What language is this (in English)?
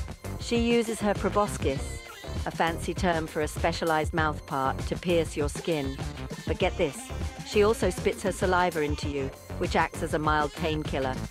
English